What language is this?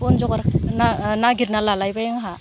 Bodo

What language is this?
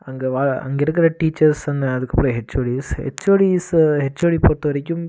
Tamil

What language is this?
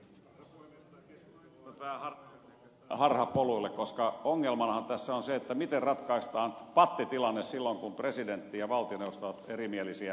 Finnish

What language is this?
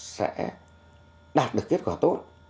Vietnamese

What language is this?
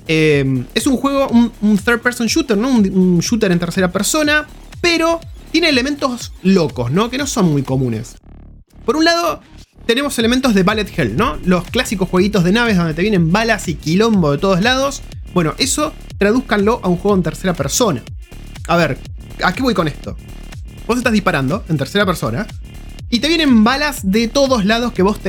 Spanish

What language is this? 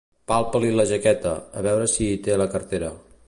Catalan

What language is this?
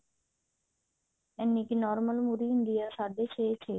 Punjabi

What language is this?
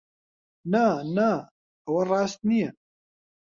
Central Kurdish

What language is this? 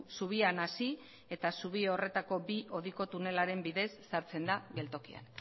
Basque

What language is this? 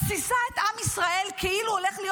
Hebrew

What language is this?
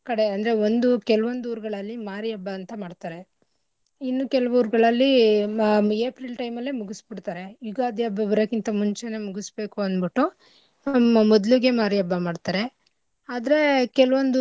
Kannada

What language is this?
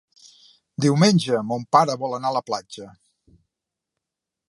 Catalan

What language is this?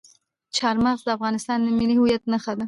Pashto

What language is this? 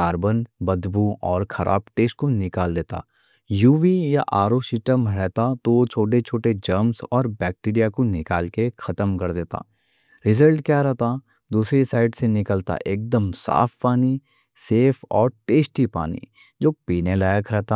Deccan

